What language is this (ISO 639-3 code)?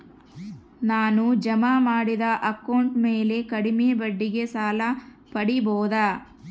kan